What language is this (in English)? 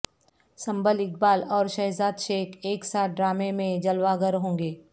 Urdu